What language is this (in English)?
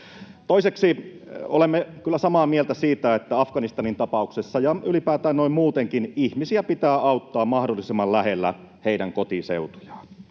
Finnish